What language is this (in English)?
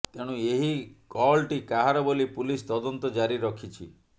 Odia